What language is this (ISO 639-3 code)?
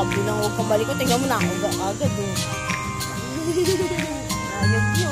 fil